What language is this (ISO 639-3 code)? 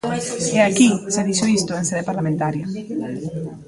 glg